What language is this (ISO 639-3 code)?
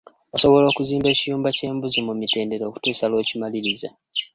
lug